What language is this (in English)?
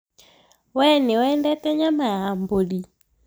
Kikuyu